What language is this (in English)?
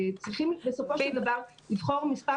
Hebrew